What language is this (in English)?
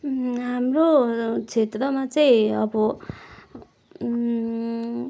Nepali